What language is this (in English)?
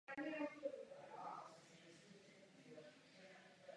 Czech